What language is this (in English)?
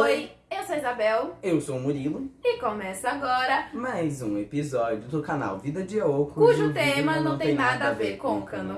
Portuguese